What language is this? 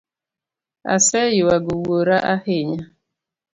Luo (Kenya and Tanzania)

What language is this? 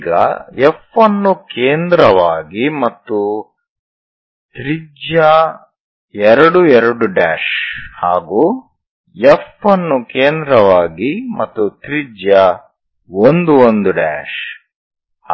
Kannada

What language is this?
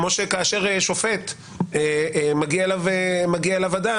Hebrew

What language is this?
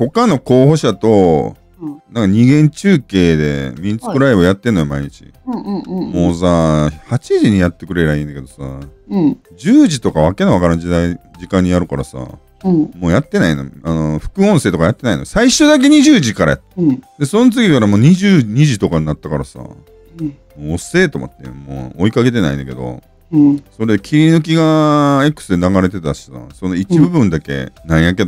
Japanese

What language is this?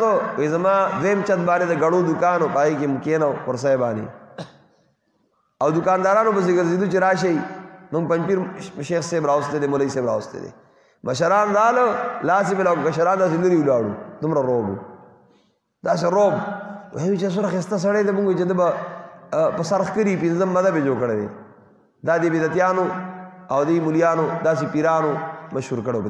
Arabic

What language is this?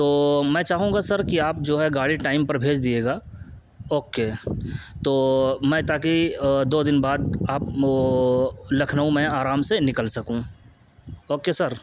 Urdu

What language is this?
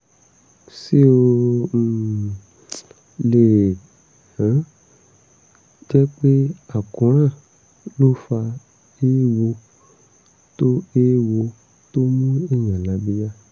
Yoruba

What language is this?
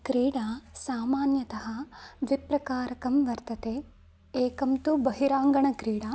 Sanskrit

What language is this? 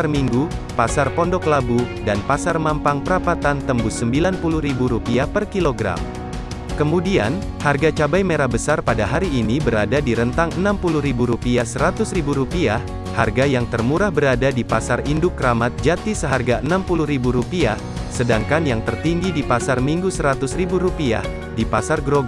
Indonesian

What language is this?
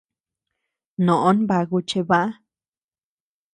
Tepeuxila Cuicatec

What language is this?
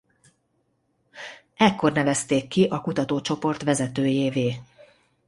Hungarian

